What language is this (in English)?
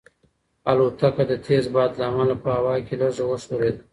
Pashto